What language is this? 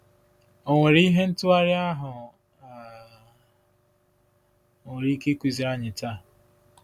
Igbo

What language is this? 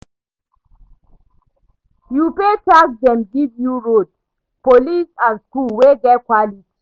Nigerian Pidgin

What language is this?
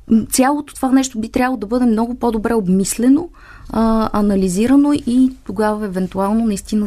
Bulgarian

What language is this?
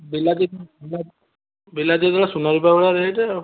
Odia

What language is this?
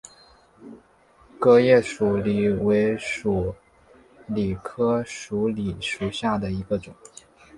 Chinese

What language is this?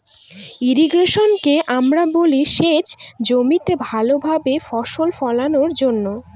Bangla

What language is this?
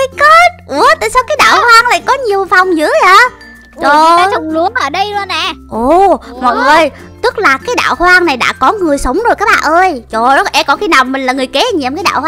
Vietnamese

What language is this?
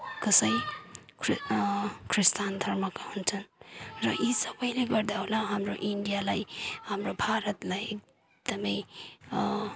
Nepali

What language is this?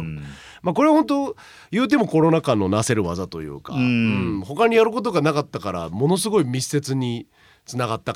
Japanese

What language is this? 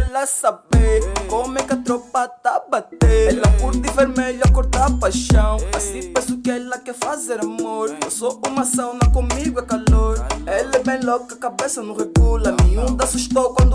Indonesian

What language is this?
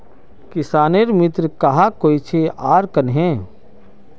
Magahi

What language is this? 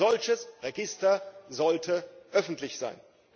German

